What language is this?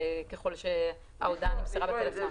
Hebrew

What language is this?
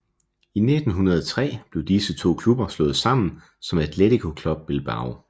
Danish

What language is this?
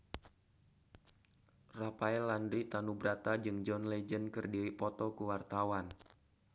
Sundanese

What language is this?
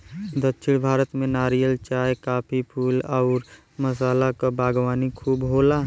Bhojpuri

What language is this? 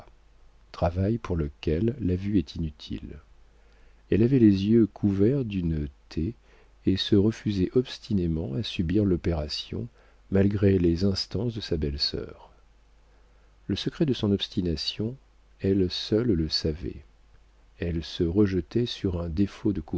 French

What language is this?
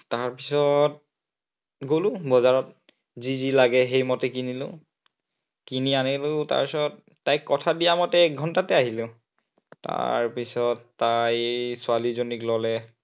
Assamese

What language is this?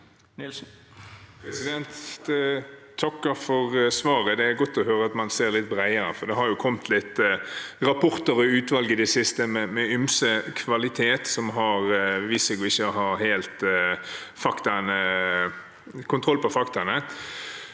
Norwegian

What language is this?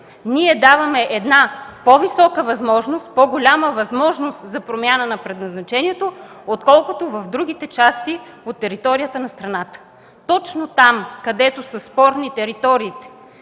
Bulgarian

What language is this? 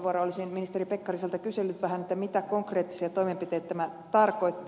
Finnish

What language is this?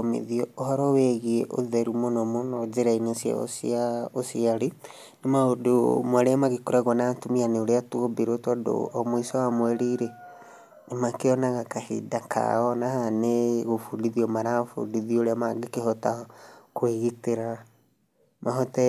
Kikuyu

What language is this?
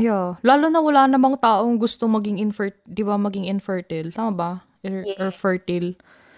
Filipino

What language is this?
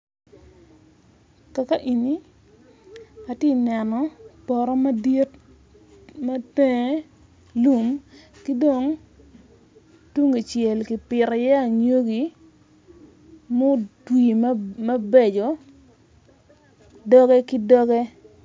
Acoli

